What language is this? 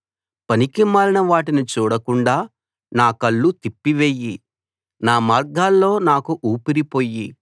Telugu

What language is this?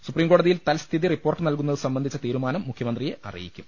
Malayalam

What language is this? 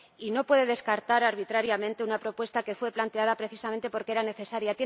Spanish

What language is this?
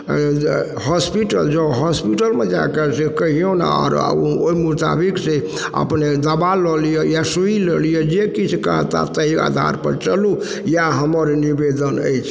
Maithili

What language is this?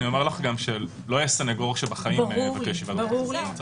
Hebrew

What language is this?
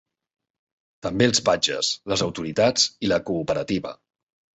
Catalan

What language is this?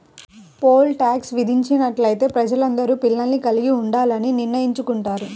Telugu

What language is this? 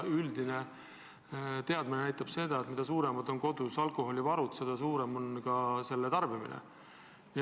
Estonian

